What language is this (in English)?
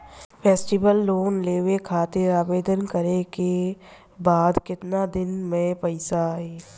Bhojpuri